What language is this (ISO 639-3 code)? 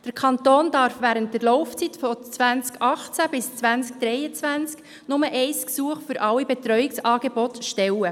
gsw